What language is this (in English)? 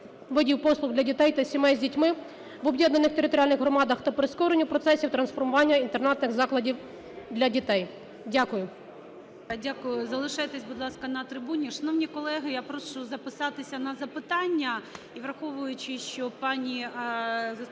Ukrainian